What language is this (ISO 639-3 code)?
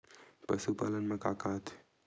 hne